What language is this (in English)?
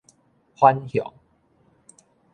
Min Nan Chinese